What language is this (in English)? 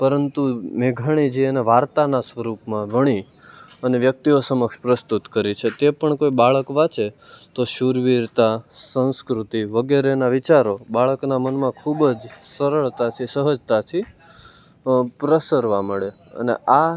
Gujarati